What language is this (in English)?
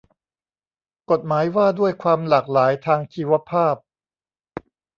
Thai